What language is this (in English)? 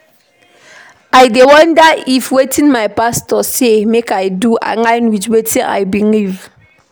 Nigerian Pidgin